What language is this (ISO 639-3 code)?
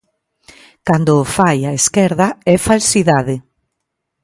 glg